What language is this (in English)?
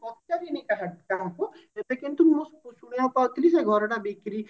Odia